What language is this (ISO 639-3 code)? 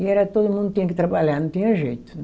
por